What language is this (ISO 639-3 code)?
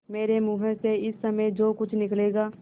hin